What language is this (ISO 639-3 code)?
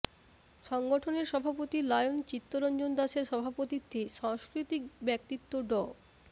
ben